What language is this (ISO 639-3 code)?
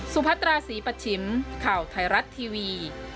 tha